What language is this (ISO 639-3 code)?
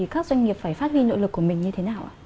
vie